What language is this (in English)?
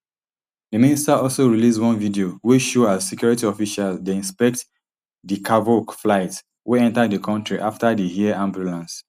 Nigerian Pidgin